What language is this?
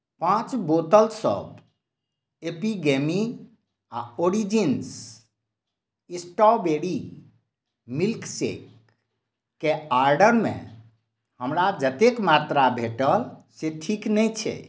Maithili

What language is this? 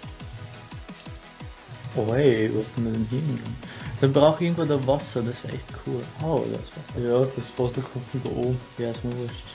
German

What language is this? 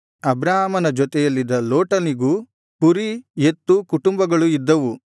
Kannada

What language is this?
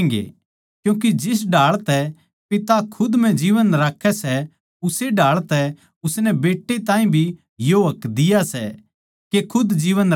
Haryanvi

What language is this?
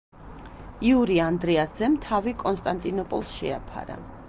Georgian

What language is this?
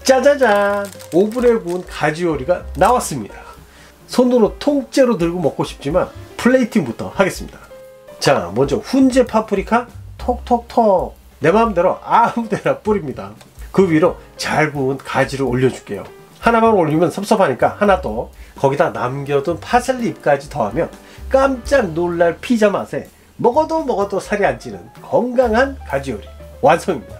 Korean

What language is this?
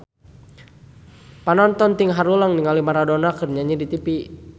Sundanese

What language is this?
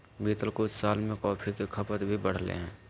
Magahi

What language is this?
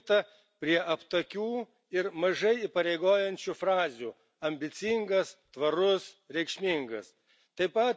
Lithuanian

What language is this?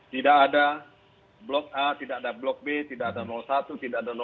Indonesian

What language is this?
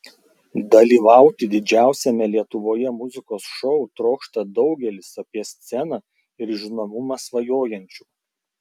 Lithuanian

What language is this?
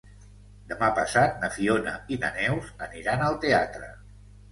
Catalan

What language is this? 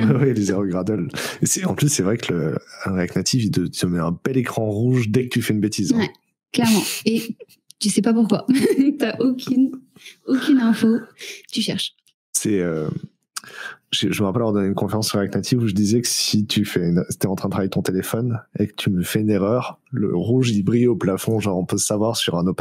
French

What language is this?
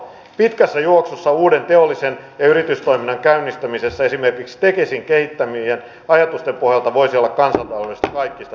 Finnish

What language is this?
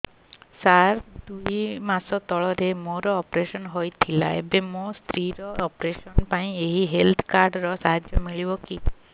Odia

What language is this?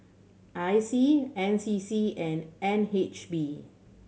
English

